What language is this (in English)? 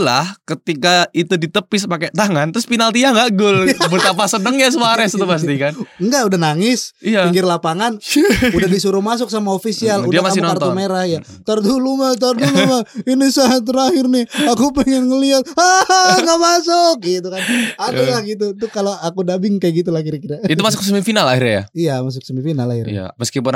Indonesian